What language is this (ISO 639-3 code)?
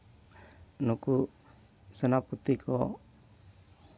sat